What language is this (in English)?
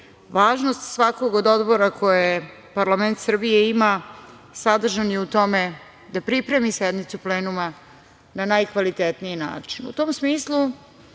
Serbian